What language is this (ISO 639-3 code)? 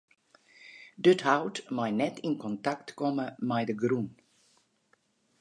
fry